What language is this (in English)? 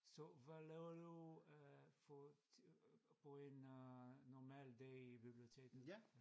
Danish